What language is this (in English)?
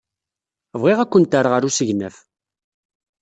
Kabyle